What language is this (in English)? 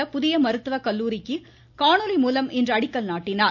Tamil